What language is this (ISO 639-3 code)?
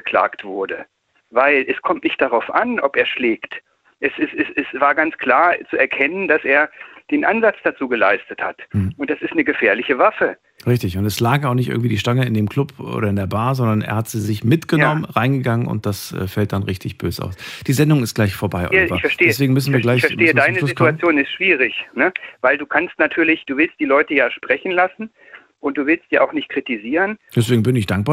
deu